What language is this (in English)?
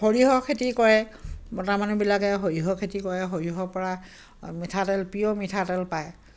Assamese